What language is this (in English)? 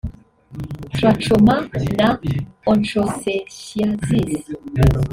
Kinyarwanda